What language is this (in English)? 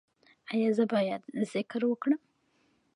Pashto